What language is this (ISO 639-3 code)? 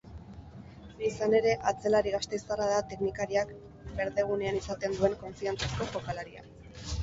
eus